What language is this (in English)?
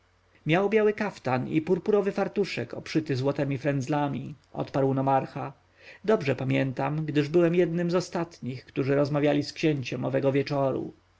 Polish